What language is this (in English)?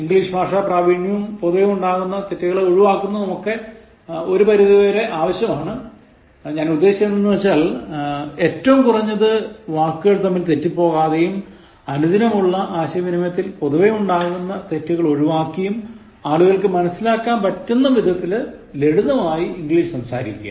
Malayalam